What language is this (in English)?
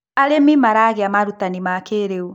Kikuyu